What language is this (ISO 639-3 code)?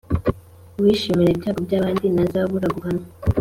kin